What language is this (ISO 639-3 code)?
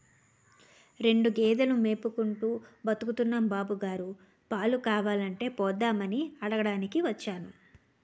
tel